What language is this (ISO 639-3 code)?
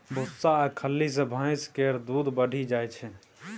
mai